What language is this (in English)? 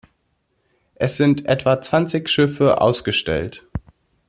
German